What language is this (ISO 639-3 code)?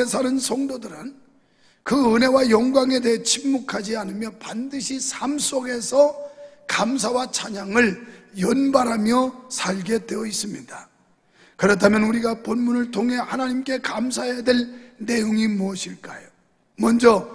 kor